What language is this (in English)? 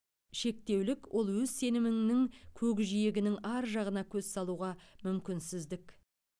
Kazakh